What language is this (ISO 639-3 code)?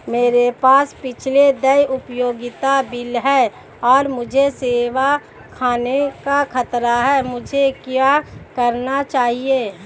hin